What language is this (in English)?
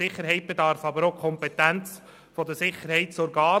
Swiss German